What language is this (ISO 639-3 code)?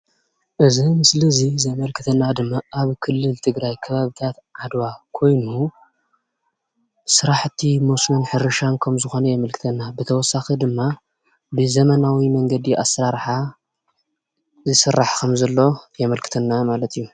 tir